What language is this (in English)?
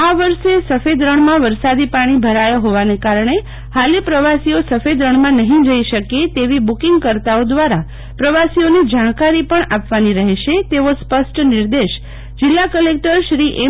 Gujarati